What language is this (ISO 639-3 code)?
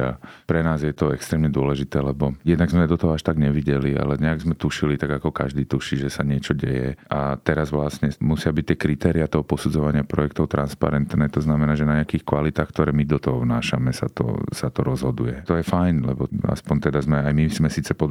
slk